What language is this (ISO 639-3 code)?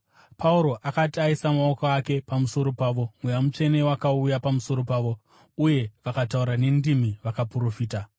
sna